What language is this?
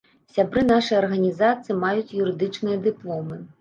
Belarusian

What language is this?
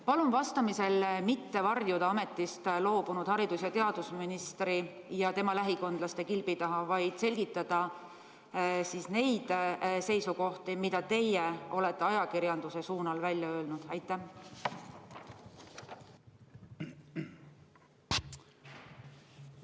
Estonian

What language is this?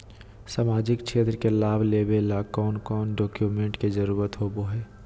Magahi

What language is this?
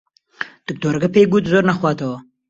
Central Kurdish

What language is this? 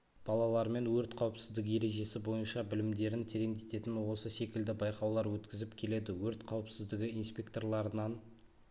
Kazakh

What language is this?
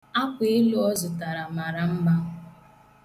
Igbo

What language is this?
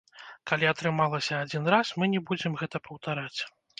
Belarusian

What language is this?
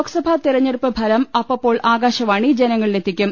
Malayalam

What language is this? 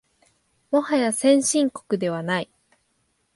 Japanese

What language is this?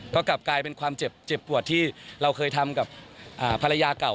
Thai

